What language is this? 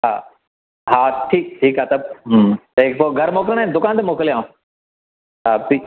Sindhi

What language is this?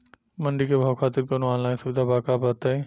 Bhojpuri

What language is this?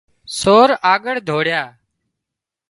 Wadiyara Koli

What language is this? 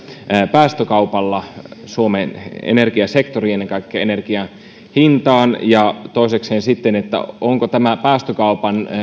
Finnish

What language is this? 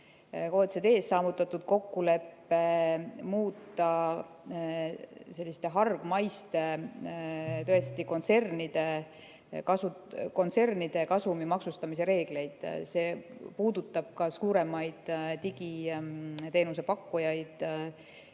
Estonian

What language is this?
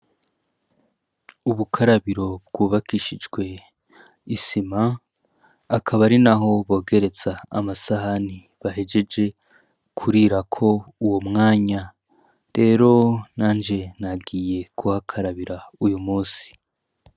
Rundi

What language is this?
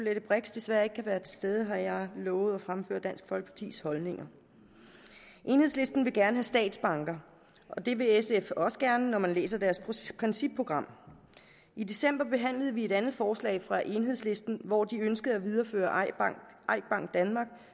Danish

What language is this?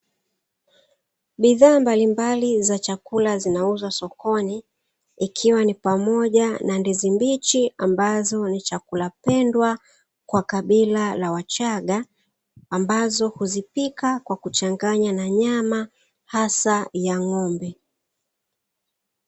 Swahili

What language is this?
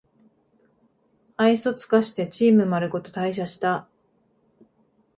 Japanese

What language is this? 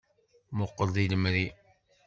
Kabyle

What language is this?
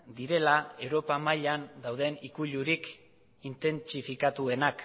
Basque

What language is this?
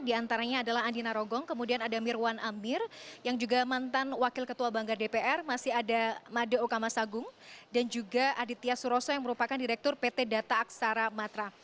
Indonesian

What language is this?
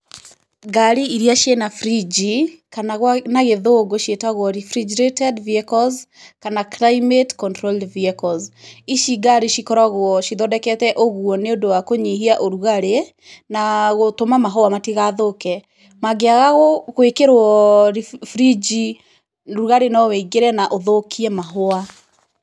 Kikuyu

